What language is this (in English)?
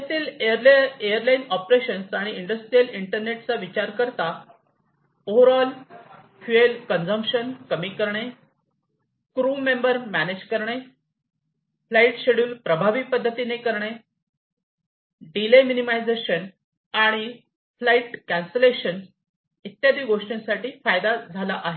Marathi